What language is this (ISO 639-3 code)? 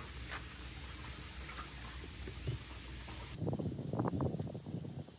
kor